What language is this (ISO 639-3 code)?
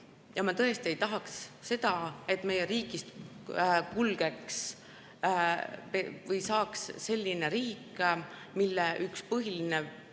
est